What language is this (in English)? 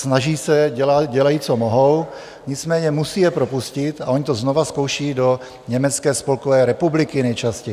Czech